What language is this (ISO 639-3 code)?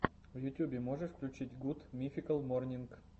rus